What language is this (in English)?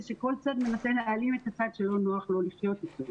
Hebrew